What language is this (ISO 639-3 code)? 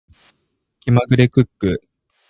jpn